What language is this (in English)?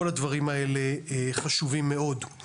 Hebrew